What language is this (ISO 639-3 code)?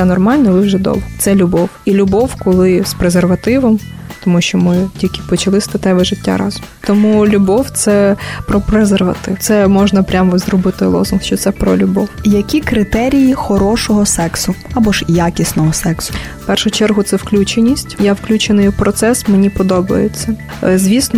ukr